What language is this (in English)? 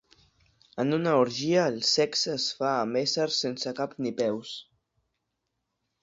Catalan